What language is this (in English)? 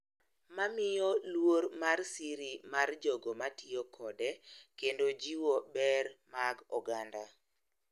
Luo (Kenya and Tanzania)